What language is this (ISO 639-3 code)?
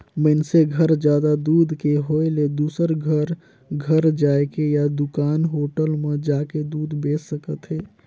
hne